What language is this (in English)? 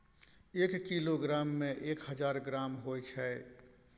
Maithili